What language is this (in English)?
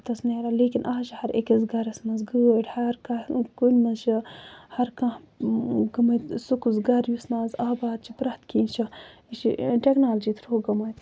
Kashmiri